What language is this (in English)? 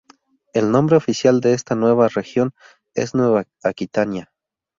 Spanish